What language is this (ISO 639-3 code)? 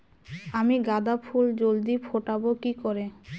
ben